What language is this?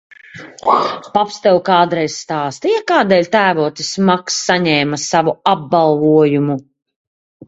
Latvian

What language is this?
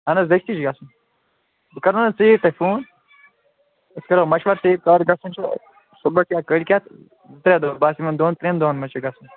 Kashmiri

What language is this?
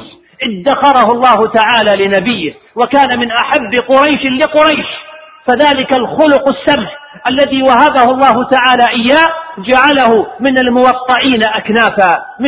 Arabic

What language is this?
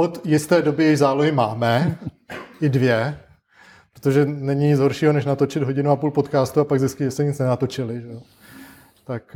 Czech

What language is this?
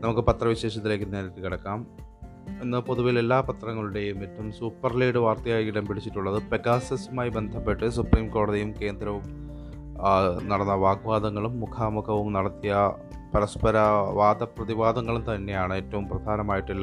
Malayalam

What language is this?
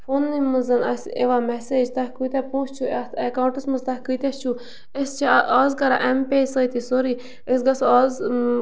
Kashmiri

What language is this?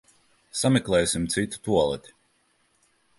Latvian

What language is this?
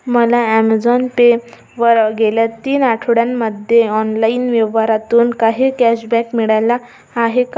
Marathi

